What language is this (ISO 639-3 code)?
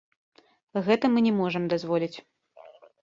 bel